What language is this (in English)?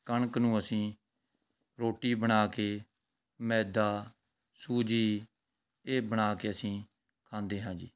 Punjabi